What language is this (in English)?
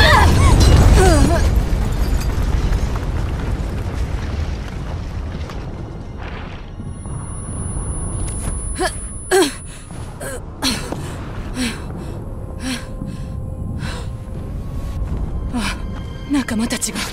Japanese